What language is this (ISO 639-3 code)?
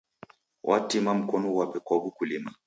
dav